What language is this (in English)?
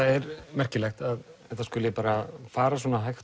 Icelandic